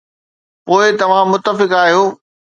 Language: Sindhi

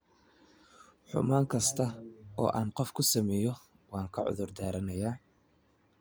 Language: Somali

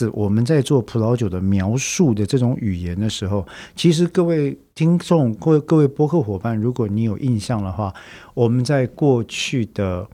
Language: Chinese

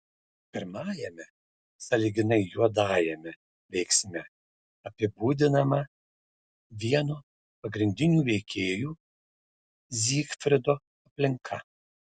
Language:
Lithuanian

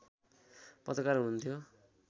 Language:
Nepali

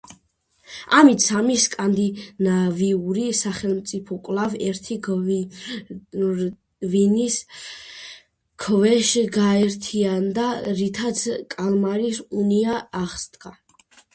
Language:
Georgian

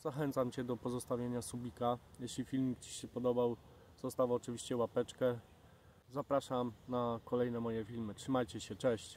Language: Polish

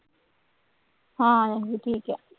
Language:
Punjabi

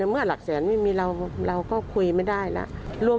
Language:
Thai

